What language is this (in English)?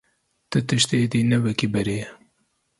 Kurdish